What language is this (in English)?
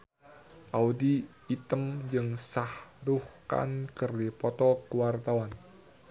Sundanese